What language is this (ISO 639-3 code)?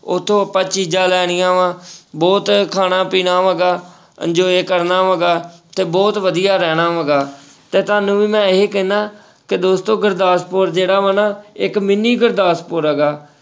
pan